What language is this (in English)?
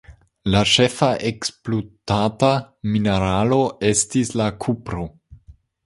Esperanto